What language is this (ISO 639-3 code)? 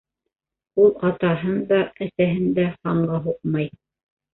bak